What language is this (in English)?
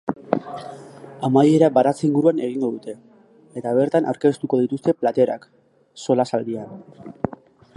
Basque